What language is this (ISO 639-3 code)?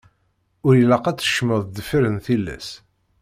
kab